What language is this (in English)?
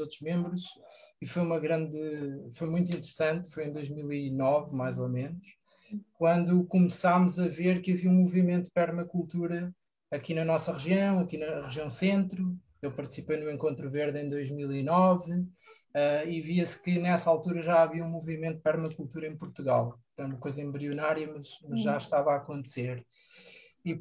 Portuguese